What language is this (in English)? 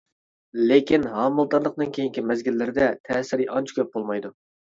Uyghur